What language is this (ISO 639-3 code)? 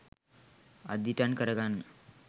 sin